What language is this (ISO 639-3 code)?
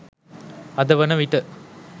sin